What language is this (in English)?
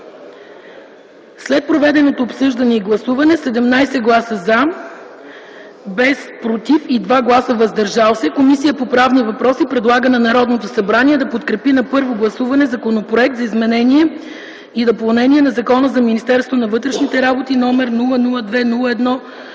Bulgarian